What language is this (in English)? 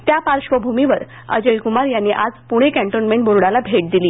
Marathi